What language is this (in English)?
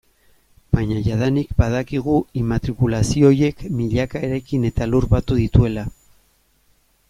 Basque